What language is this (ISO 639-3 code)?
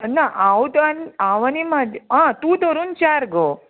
kok